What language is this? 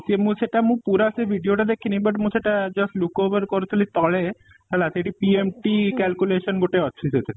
Odia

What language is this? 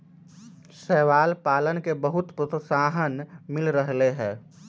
Magahi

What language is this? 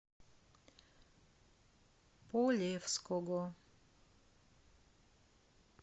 Russian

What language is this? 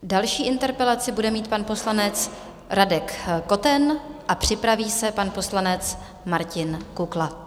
Czech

